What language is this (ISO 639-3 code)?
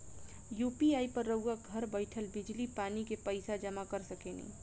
bho